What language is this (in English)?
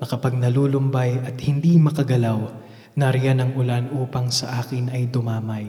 Filipino